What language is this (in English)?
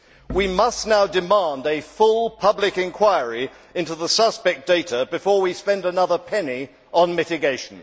English